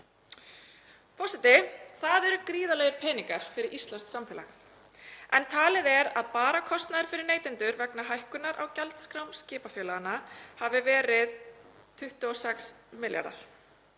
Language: Icelandic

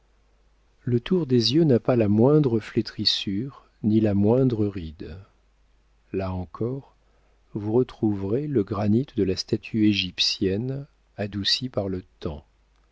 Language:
French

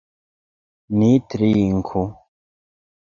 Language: Esperanto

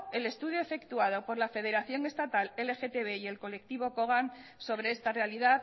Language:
Spanish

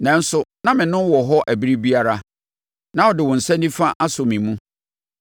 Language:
Akan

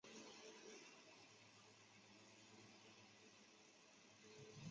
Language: Chinese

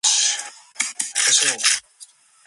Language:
English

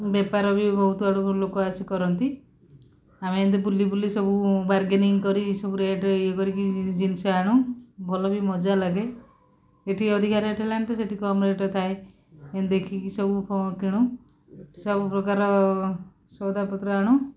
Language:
Odia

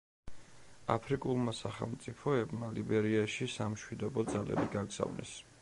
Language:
Georgian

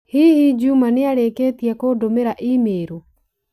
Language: Kikuyu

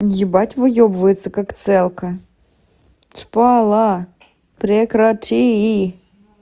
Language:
Russian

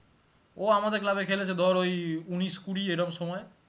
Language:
Bangla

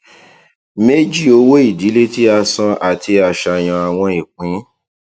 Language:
Yoruba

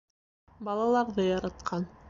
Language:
Bashkir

